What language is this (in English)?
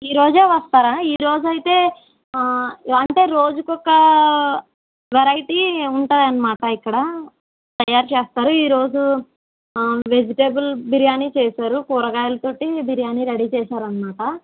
Telugu